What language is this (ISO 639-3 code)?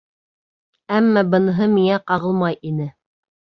bak